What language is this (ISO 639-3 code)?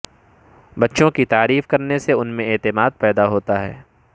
urd